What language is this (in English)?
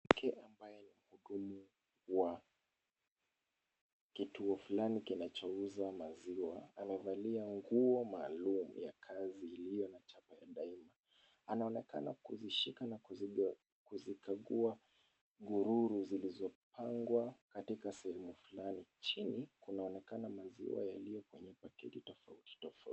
Swahili